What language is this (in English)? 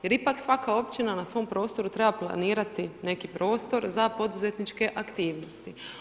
Croatian